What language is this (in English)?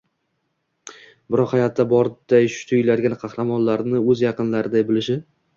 Uzbek